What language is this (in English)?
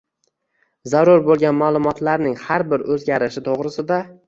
Uzbek